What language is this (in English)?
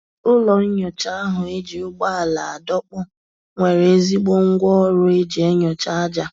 Igbo